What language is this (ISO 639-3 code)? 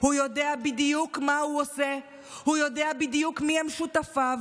heb